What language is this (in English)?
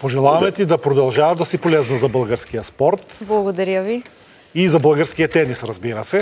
Bulgarian